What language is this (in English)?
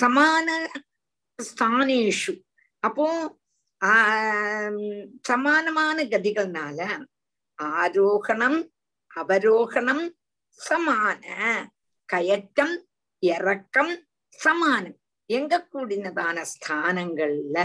Tamil